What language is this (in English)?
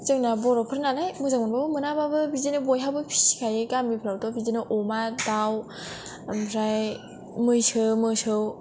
Bodo